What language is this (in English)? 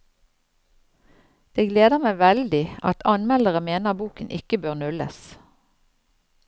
Norwegian